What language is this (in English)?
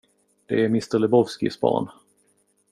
Swedish